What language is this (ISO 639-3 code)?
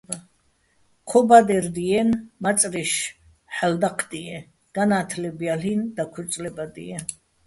bbl